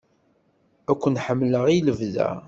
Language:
Kabyle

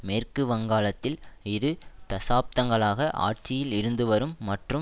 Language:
Tamil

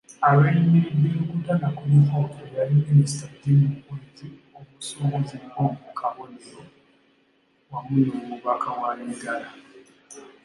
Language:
Ganda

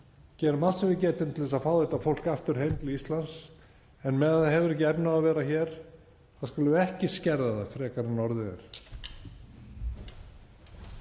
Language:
Icelandic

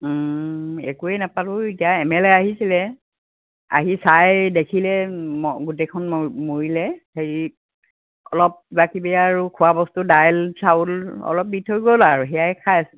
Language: Assamese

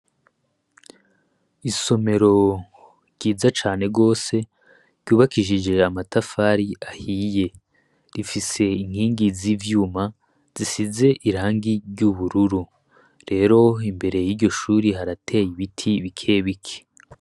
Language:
Rundi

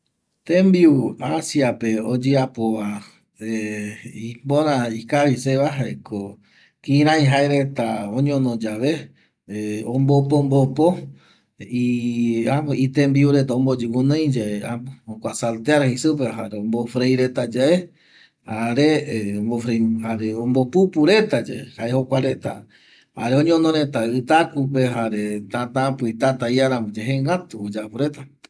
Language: Eastern Bolivian Guaraní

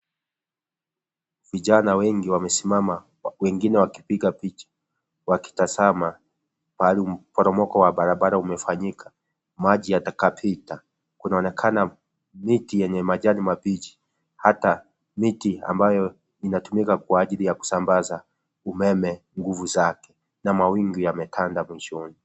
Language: Swahili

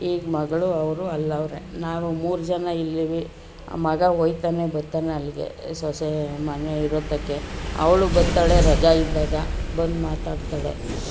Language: Kannada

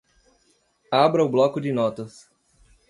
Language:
Portuguese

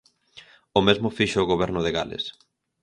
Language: Galician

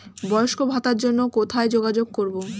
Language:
Bangla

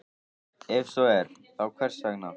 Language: Icelandic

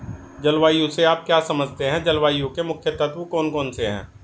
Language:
Hindi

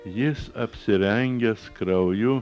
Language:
Lithuanian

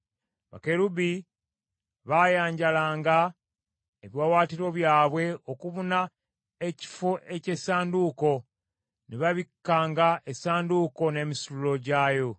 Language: Ganda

